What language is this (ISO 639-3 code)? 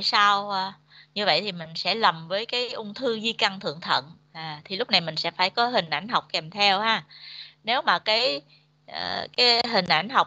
vie